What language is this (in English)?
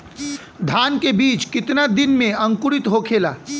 Bhojpuri